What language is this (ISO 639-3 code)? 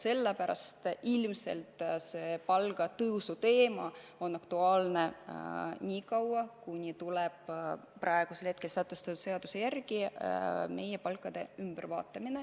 est